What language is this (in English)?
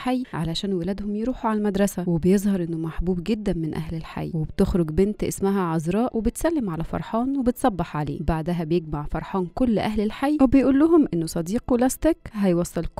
Arabic